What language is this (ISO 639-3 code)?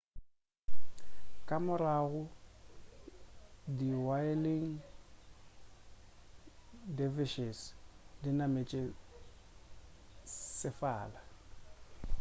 nso